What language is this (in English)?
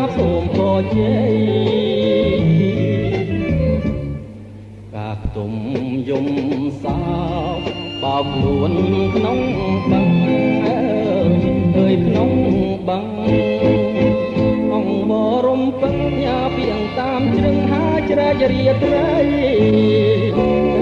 Indonesian